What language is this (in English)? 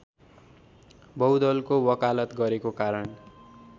Nepali